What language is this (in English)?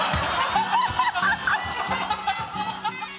Japanese